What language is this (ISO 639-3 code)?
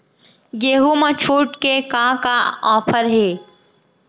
hne